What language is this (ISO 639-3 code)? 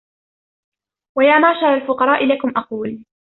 ara